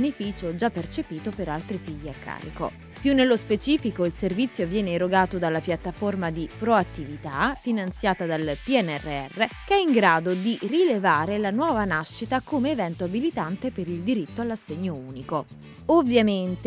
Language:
Italian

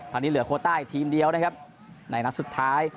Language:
Thai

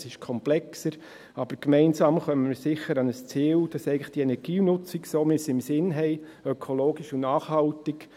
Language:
Swiss German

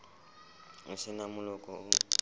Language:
Southern Sotho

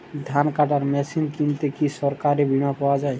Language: Bangla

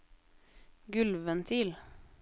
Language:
Norwegian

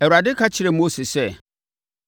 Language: Akan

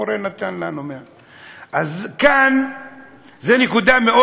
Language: Hebrew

